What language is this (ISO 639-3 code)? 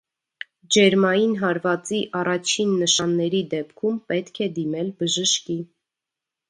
hye